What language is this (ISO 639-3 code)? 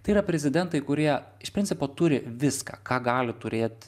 lit